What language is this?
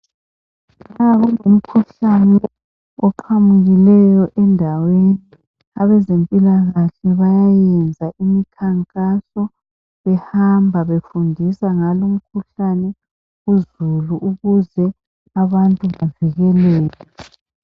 North Ndebele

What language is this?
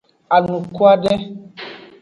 Aja (Benin)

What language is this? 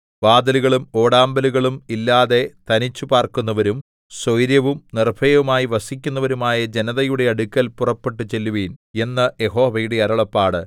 Malayalam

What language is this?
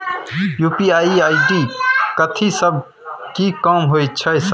Maithili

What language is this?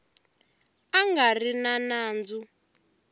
Tsonga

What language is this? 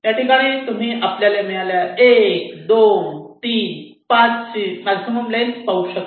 Marathi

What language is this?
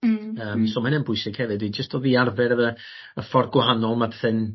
Welsh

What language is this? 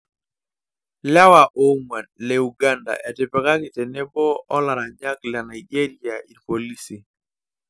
Masai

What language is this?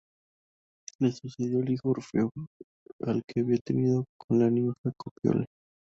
Spanish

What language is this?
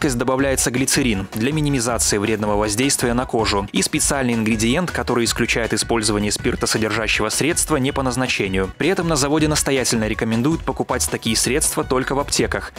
Russian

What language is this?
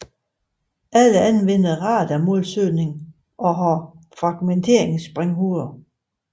Danish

